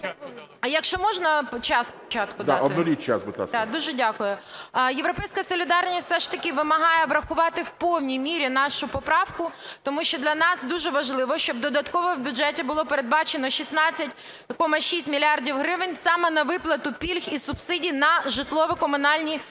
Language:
Ukrainian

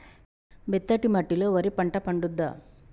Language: Telugu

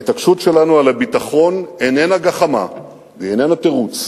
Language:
Hebrew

